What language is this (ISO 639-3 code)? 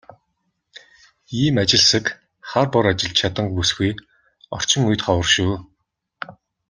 mon